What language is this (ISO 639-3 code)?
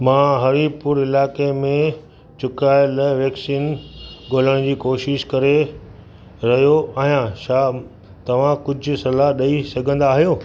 snd